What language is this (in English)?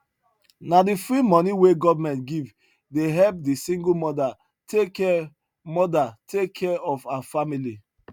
Nigerian Pidgin